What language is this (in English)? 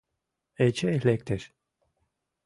Mari